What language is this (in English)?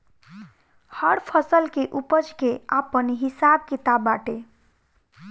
Bhojpuri